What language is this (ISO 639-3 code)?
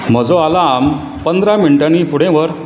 kok